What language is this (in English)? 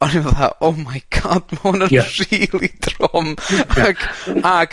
Welsh